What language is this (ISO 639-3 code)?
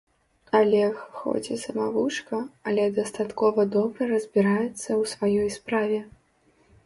bel